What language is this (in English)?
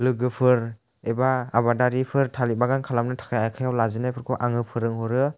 Bodo